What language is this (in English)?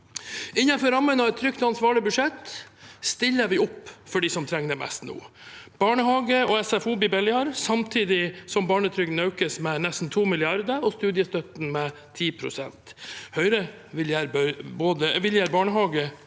Norwegian